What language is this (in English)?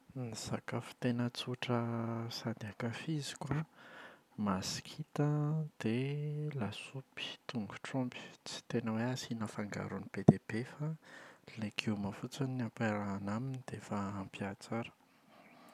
Malagasy